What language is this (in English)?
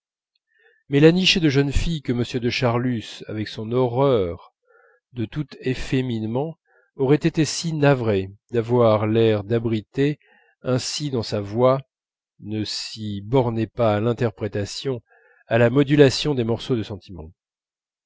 French